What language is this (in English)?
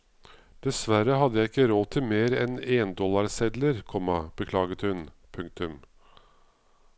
Norwegian